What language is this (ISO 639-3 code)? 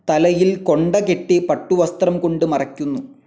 mal